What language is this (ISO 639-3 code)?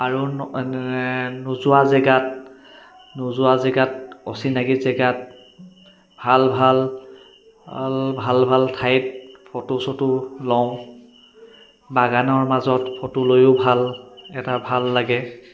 asm